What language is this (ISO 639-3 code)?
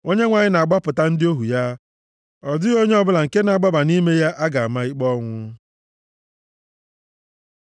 ibo